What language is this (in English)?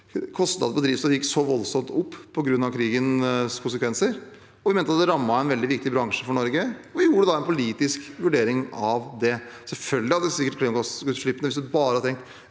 Norwegian